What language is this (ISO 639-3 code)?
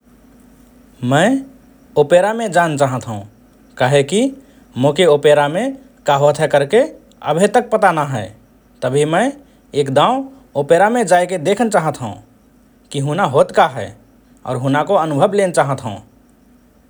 thr